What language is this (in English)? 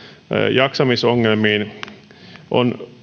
Finnish